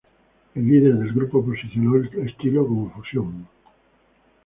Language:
Spanish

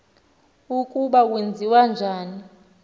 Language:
Xhosa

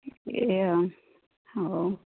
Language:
Odia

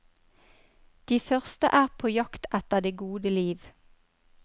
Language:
Norwegian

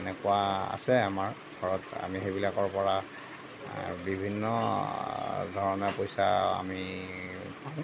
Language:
Assamese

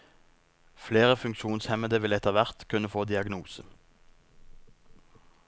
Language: Norwegian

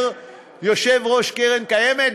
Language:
Hebrew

